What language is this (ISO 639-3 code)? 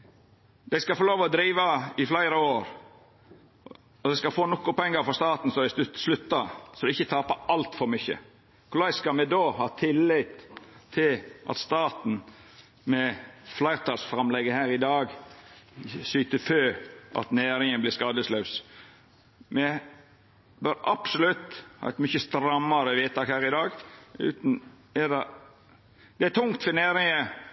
nno